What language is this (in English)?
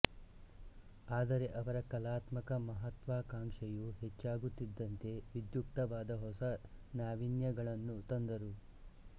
Kannada